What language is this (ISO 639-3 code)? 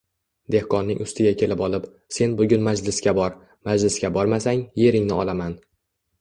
uzb